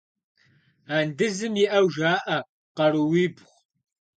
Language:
Kabardian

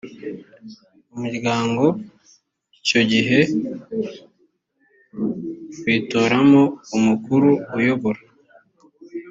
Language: Kinyarwanda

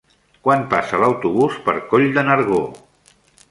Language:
Catalan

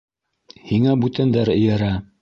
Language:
Bashkir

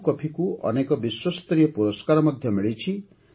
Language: Odia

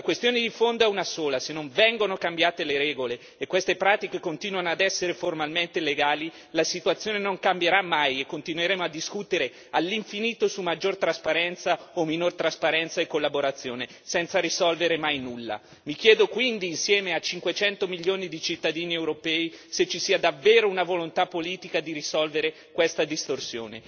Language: Italian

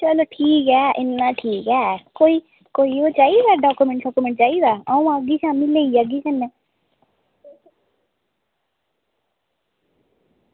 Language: Dogri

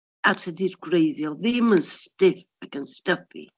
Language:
Welsh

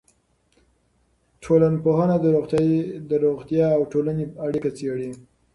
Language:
Pashto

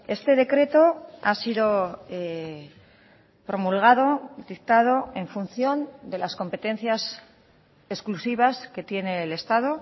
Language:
Spanish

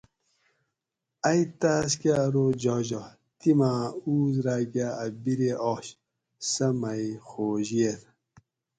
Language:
Gawri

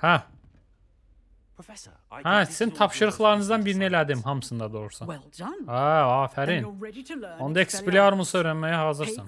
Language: Turkish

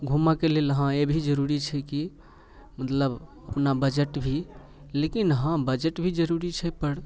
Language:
Maithili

